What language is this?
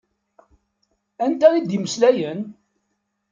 Kabyle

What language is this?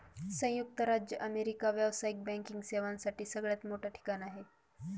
Marathi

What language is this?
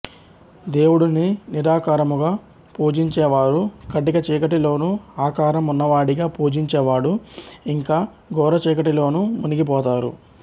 Telugu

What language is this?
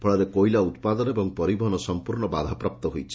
Odia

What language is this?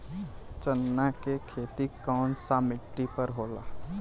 Bhojpuri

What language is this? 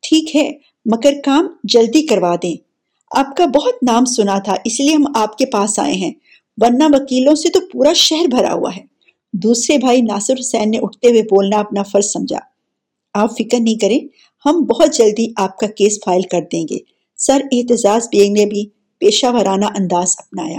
Urdu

